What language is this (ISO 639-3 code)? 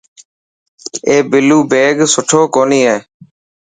mki